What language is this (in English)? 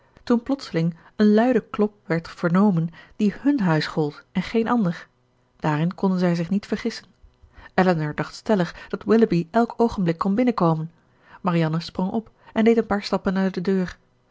Dutch